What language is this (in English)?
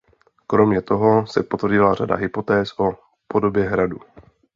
Czech